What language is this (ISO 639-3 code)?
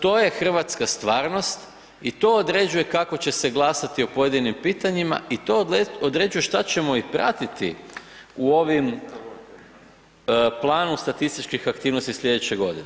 hrv